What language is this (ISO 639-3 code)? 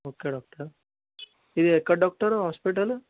tel